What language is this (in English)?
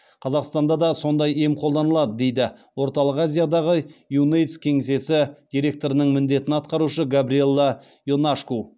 Kazakh